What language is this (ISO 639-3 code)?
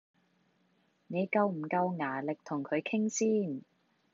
yue